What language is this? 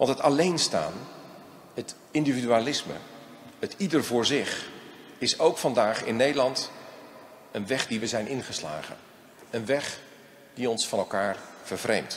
Dutch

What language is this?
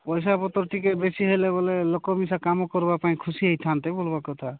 Odia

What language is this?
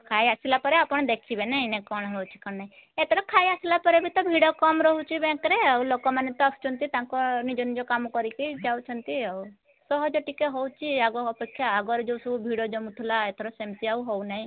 Odia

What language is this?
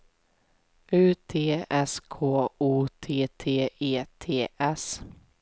Swedish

